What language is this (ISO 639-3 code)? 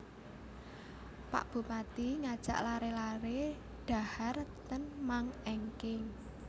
jav